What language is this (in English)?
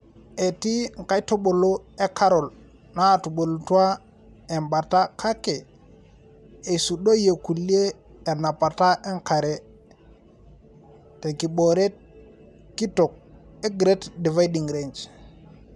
Masai